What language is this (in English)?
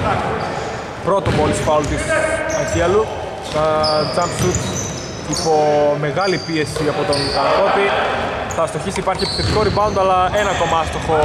Greek